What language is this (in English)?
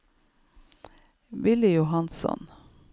Norwegian